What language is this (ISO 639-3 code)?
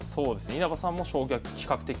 jpn